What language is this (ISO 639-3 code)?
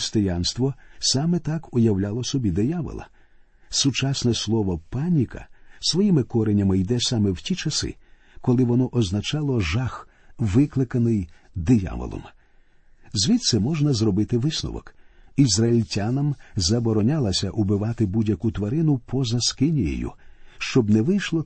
ukr